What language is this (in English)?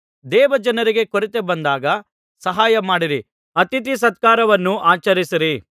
Kannada